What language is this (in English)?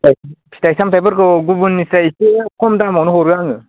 Bodo